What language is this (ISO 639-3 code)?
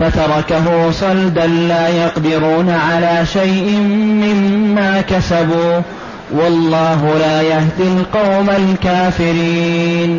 ara